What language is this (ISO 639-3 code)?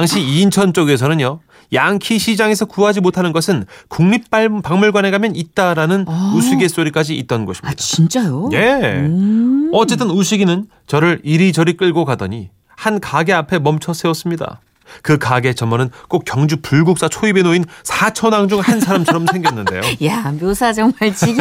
kor